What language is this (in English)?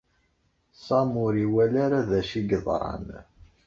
Kabyle